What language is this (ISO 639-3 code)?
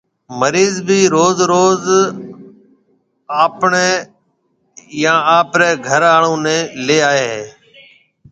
mve